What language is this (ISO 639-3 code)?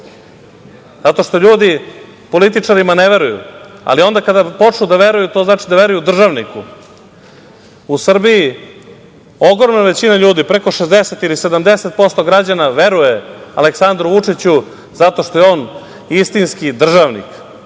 srp